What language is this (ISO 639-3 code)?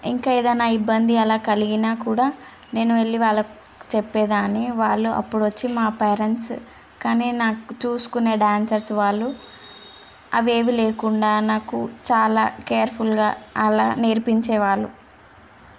tel